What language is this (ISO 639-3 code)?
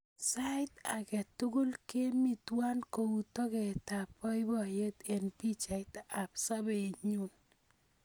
kln